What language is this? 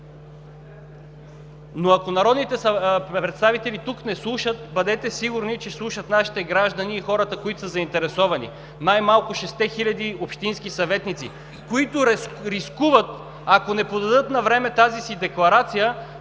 Bulgarian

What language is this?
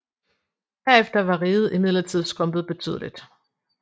Danish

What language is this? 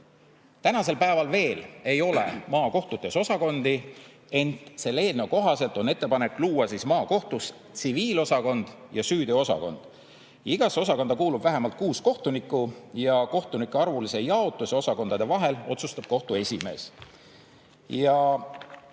Estonian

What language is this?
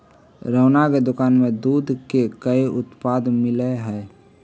Magahi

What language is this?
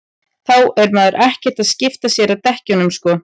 Icelandic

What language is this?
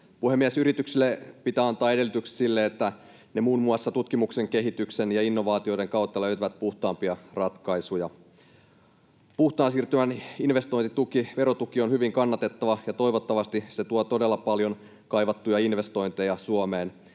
Finnish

